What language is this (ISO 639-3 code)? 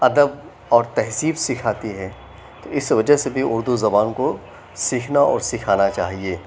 urd